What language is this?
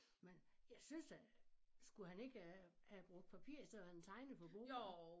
Danish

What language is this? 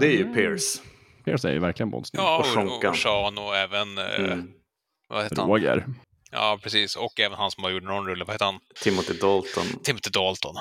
Swedish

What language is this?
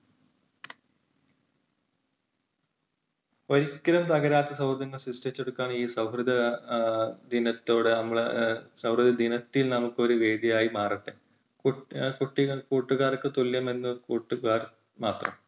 Malayalam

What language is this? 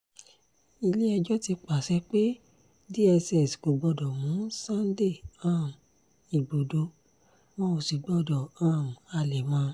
Yoruba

